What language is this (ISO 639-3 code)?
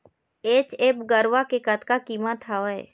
hne